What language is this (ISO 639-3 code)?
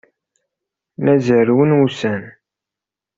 kab